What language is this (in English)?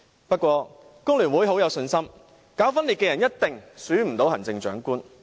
Cantonese